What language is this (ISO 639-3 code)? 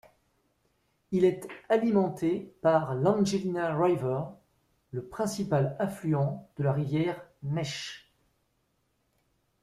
fra